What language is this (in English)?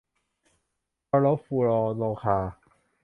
Thai